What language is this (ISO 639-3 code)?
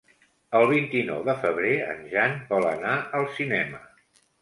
cat